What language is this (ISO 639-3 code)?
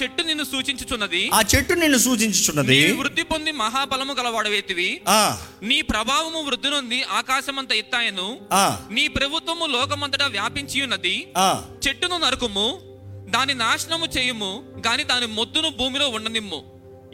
tel